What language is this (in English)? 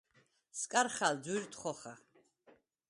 Svan